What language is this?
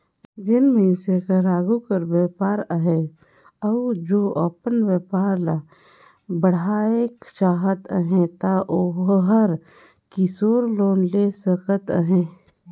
Chhattisgarhi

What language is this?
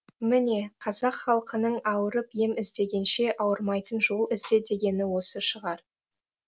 Kazakh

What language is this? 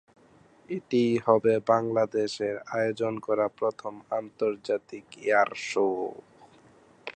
Bangla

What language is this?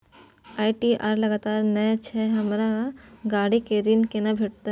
Maithili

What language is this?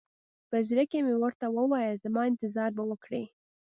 Pashto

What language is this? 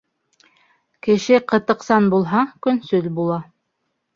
Bashkir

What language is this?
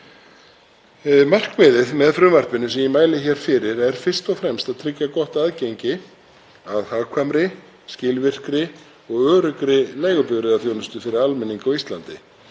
Icelandic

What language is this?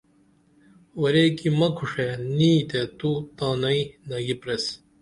Dameli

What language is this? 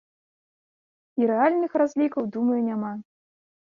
Belarusian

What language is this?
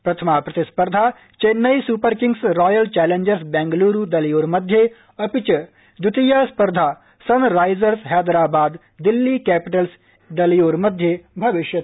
Sanskrit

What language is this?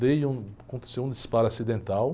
Portuguese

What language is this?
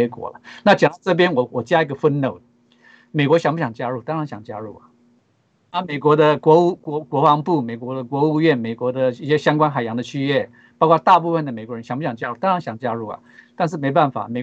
Chinese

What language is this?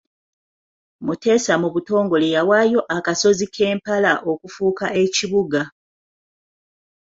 Ganda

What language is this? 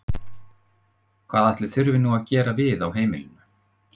Icelandic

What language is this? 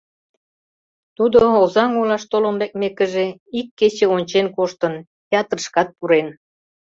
Mari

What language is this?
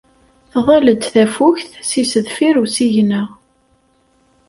Kabyle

